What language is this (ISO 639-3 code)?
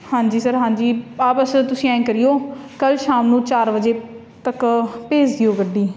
pan